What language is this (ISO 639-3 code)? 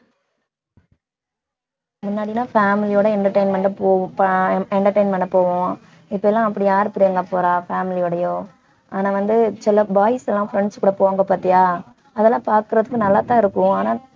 tam